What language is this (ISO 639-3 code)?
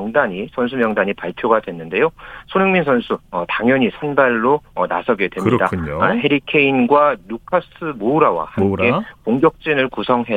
kor